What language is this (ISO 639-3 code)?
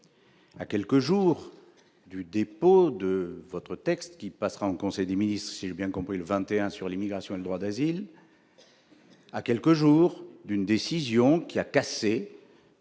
fra